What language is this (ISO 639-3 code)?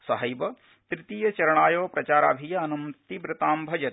san